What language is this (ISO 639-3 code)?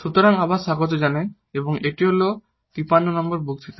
ben